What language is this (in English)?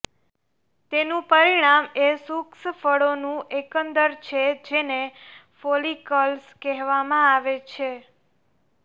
Gujarati